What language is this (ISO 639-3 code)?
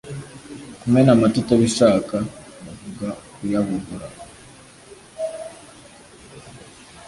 kin